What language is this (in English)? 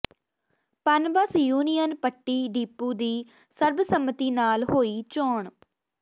Punjabi